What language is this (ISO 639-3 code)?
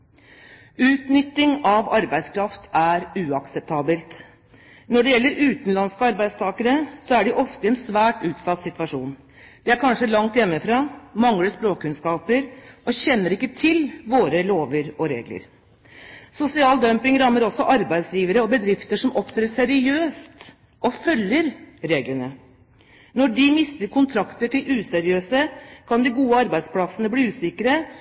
nob